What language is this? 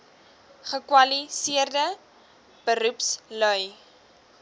Afrikaans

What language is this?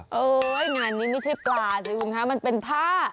Thai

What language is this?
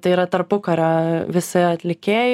Lithuanian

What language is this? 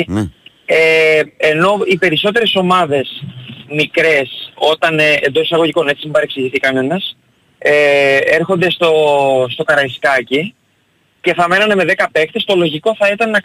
Greek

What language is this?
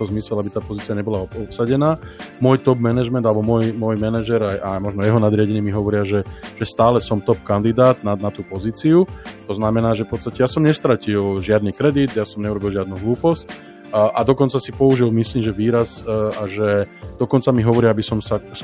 Slovak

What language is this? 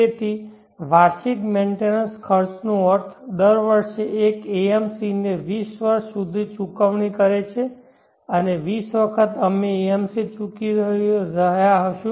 Gujarati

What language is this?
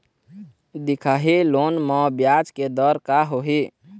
Chhattisgarhi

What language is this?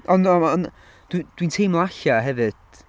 Welsh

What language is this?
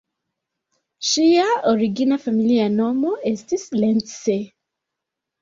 Esperanto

